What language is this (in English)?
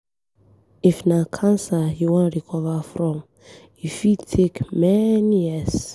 Nigerian Pidgin